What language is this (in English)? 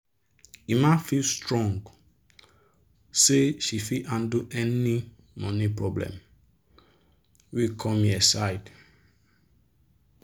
Nigerian Pidgin